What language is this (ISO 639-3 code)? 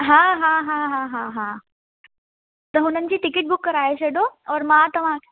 snd